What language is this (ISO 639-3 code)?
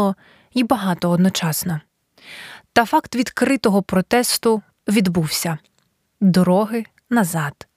ukr